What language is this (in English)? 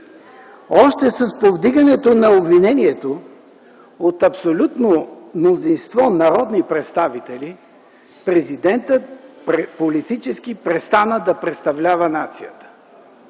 Bulgarian